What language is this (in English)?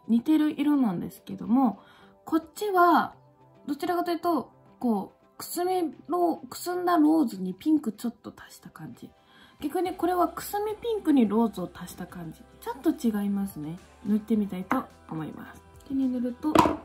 Japanese